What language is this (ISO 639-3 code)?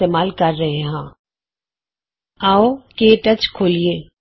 pan